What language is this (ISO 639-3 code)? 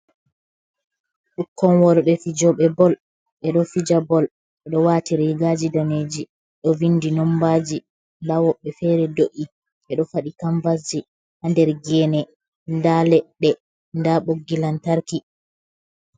ful